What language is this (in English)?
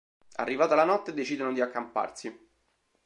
Italian